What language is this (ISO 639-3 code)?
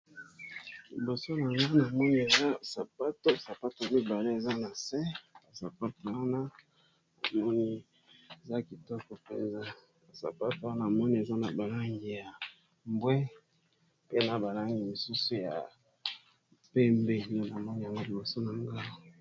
lin